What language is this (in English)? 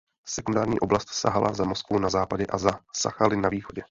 Czech